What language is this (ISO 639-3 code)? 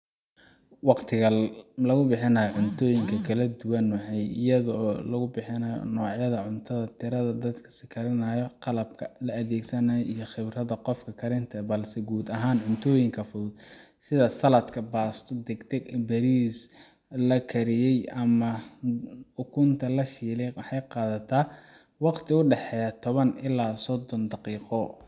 som